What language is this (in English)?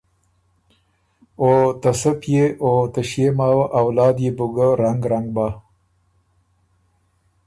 Ormuri